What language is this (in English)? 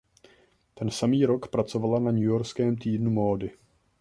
Czech